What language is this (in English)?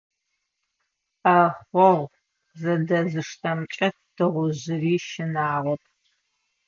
Adyghe